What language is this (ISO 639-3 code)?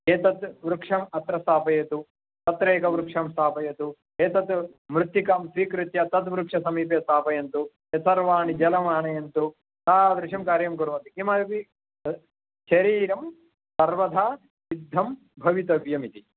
san